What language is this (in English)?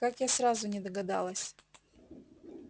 Russian